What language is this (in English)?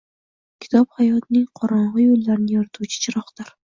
Uzbek